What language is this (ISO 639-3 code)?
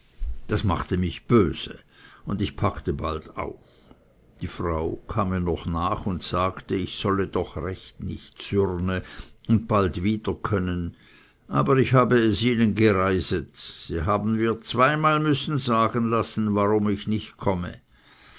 deu